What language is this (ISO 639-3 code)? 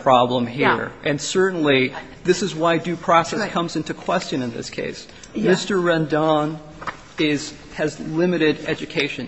eng